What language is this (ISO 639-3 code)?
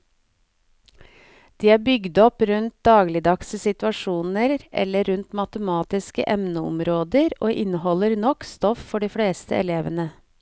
nor